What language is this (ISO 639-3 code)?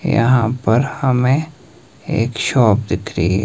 hin